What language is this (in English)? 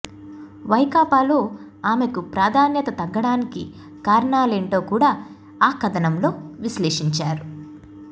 Telugu